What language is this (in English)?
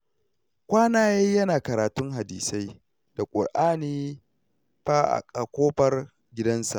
Hausa